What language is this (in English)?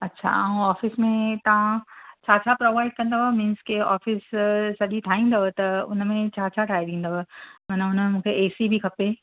Sindhi